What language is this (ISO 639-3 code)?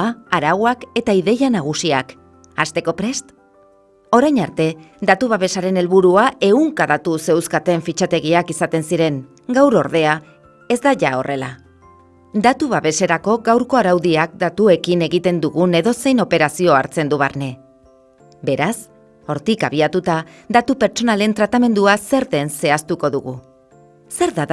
eus